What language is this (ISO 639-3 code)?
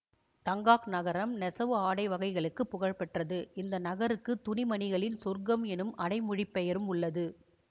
tam